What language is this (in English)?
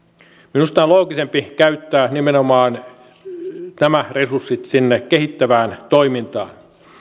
Finnish